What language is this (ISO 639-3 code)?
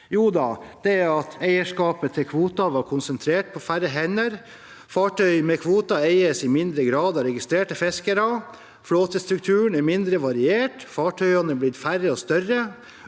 nor